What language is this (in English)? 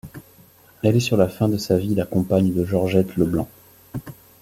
French